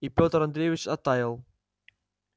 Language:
Russian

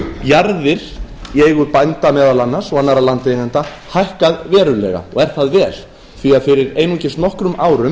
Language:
Icelandic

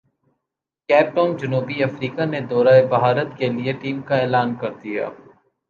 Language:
Urdu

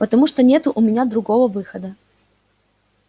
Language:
Russian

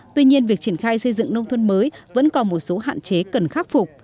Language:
Vietnamese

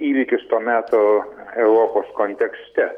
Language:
Lithuanian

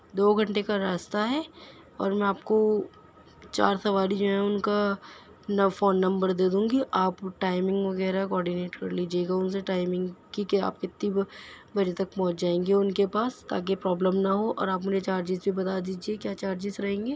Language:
Urdu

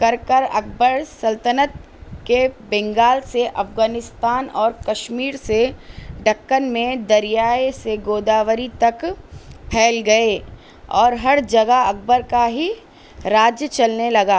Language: Urdu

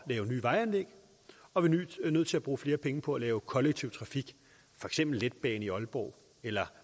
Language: Danish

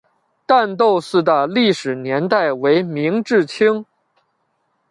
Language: Chinese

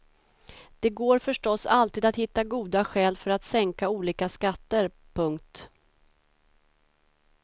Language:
Swedish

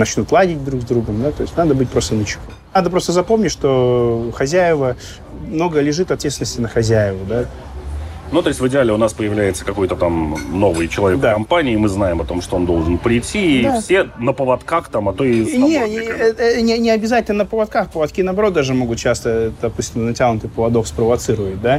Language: Russian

